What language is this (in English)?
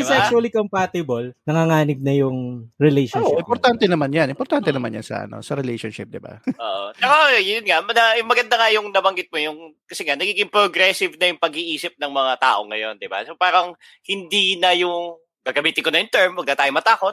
Filipino